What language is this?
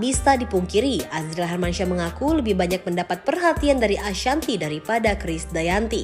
Indonesian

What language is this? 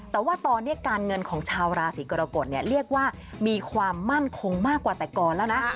Thai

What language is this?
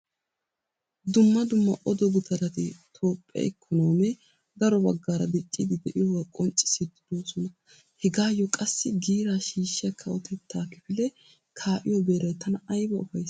Wolaytta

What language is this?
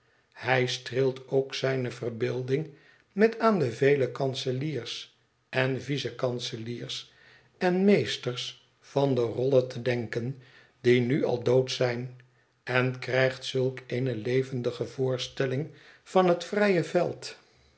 Dutch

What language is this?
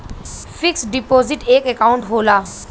Bhojpuri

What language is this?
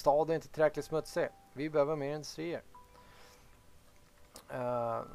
Swedish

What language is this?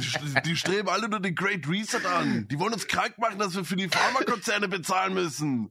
German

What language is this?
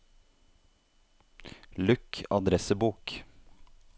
Norwegian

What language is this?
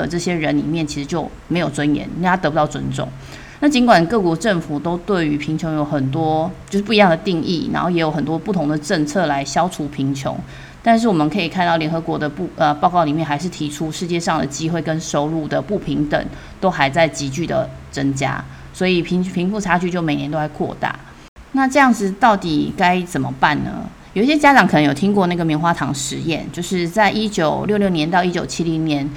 Chinese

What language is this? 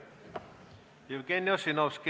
Estonian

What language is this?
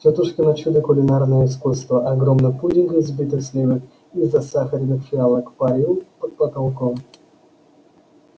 Russian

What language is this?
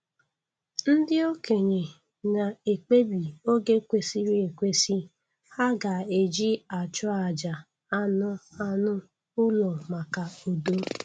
Igbo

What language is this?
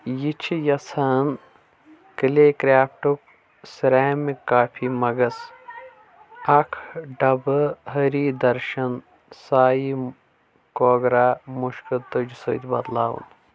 Kashmiri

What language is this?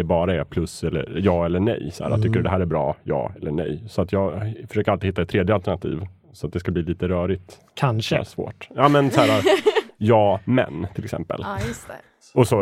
Swedish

